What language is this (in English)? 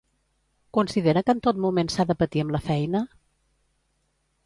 Catalan